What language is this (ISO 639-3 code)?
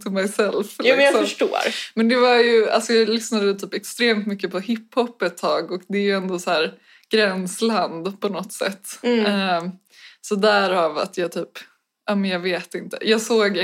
swe